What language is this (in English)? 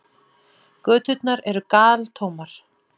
Icelandic